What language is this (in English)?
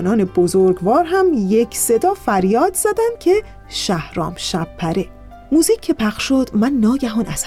Persian